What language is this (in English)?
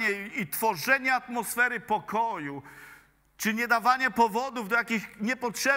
Polish